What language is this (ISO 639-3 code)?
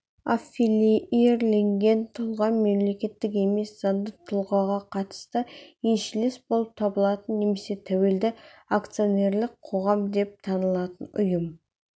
kaz